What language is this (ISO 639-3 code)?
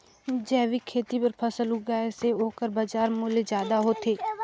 hne